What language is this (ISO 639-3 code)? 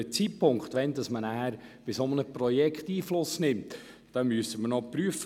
gsw